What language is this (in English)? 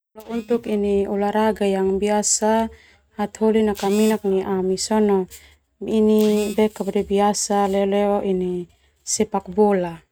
Termanu